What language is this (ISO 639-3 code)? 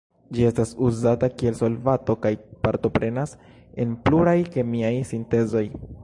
epo